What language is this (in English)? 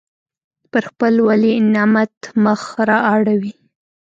Pashto